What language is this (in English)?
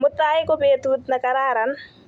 Kalenjin